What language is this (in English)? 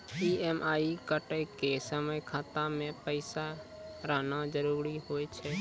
Maithili